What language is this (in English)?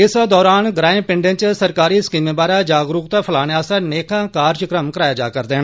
Dogri